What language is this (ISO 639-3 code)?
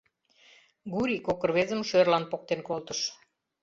chm